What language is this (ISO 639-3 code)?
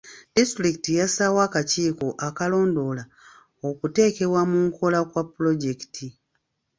lug